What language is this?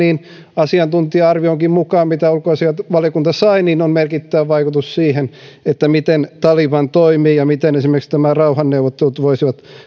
Finnish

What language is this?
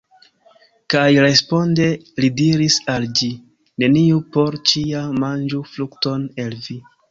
Esperanto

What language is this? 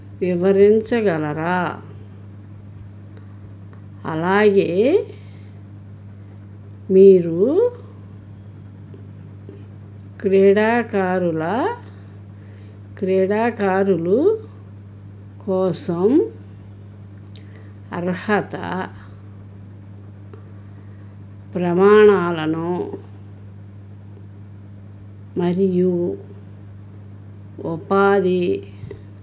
Telugu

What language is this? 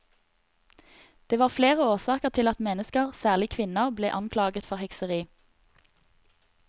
Norwegian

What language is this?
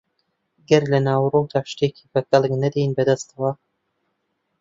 Central Kurdish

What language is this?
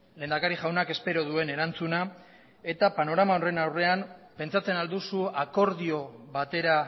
Basque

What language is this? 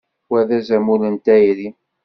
Kabyle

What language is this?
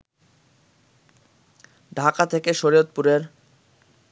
Bangla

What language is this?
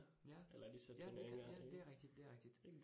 Danish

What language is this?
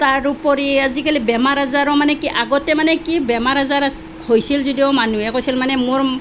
Assamese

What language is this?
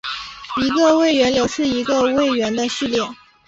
Chinese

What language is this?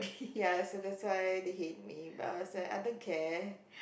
English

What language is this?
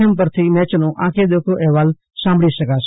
Gujarati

